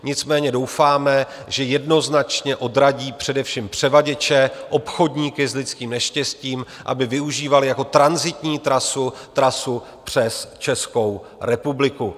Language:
Czech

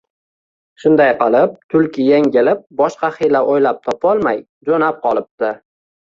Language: Uzbek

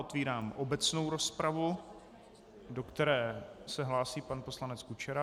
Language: Czech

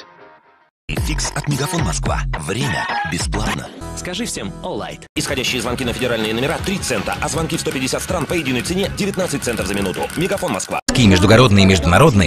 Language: Russian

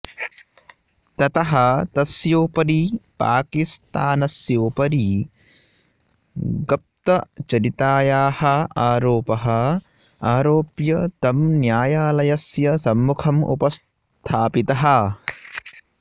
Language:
Sanskrit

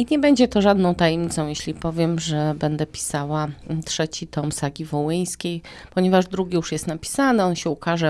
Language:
Polish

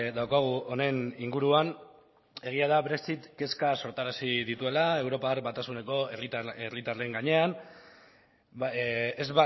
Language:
Basque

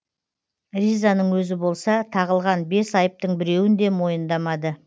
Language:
Kazakh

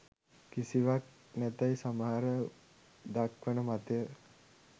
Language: Sinhala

